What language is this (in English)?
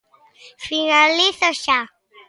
Galician